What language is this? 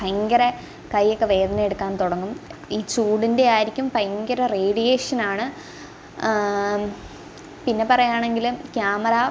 Malayalam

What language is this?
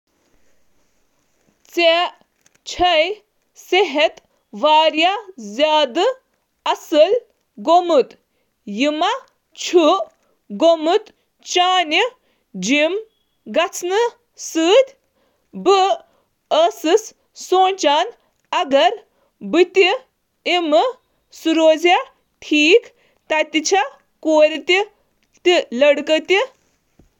Kashmiri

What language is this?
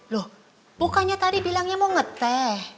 Indonesian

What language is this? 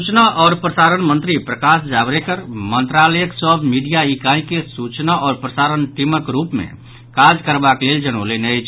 Maithili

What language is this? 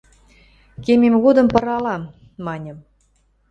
Western Mari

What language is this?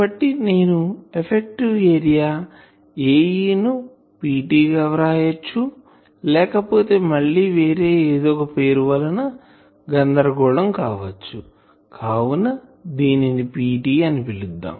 Telugu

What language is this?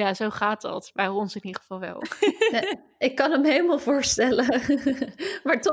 Dutch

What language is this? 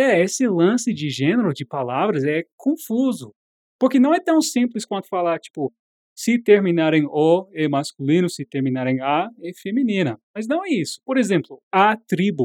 Portuguese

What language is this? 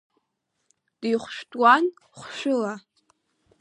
Abkhazian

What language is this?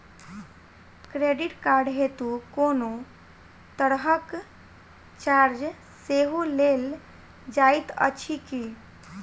Maithili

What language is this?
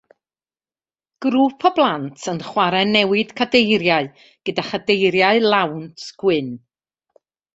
Welsh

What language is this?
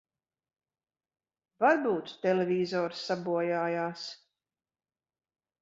Latvian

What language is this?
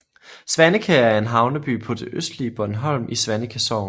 Danish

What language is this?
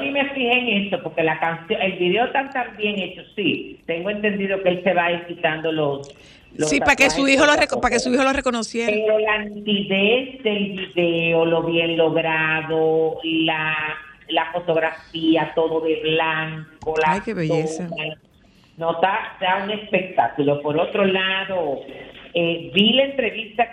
Spanish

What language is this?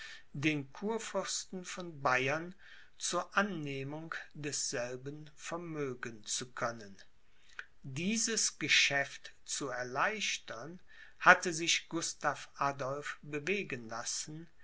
German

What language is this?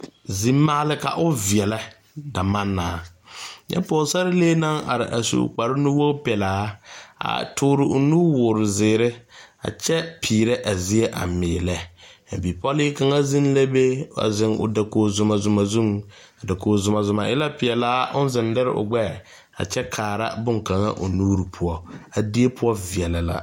Southern Dagaare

